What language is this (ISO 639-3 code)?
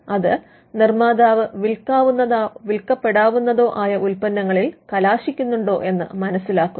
mal